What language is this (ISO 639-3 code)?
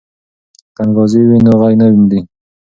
pus